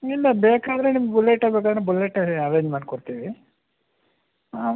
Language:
Kannada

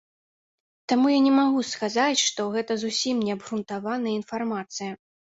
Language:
Belarusian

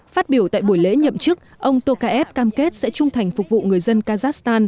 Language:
Vietnamese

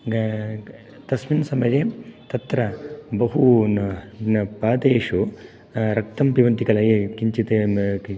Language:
Sanskrit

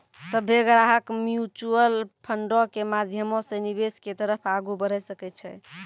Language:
Maithili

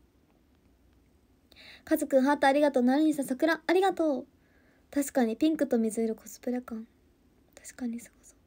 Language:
Japanese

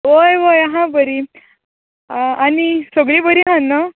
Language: Konkani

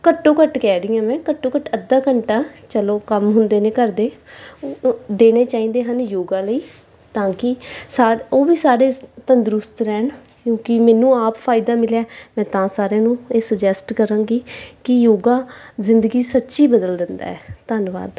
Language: Punjabi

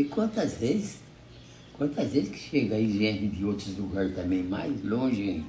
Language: Portuguese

